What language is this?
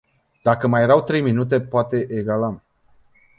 Romanian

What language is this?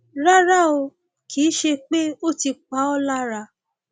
Yoruba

